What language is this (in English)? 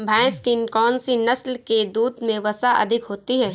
Hindi